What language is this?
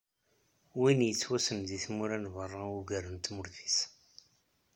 Kabyle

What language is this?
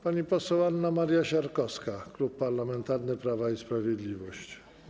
Polish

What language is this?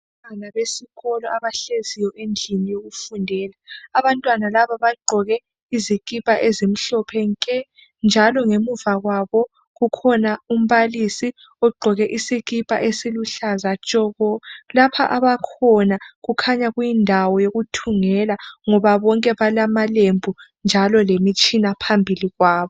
North Ndebele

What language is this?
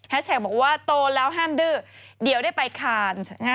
Thai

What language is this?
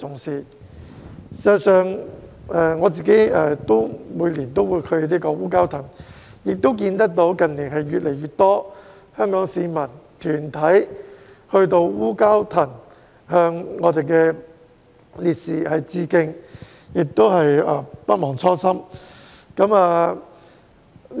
Cantonese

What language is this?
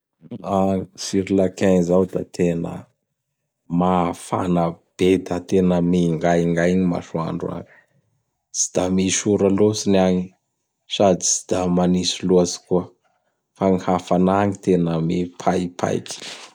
Bara Malagasy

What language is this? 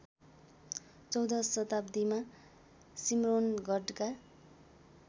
Nepali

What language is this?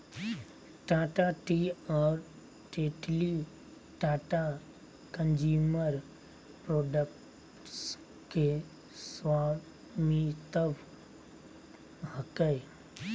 Magahi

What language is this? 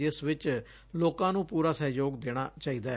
Punjabi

